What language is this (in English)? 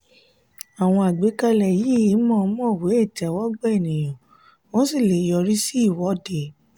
Yoruba